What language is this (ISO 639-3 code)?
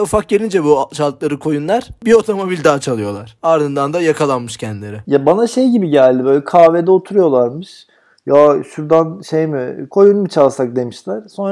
tur